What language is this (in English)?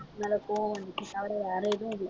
Tamil